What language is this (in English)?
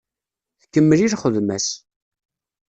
Kabyle